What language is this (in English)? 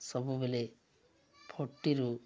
Odia